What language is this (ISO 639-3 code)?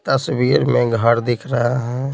hin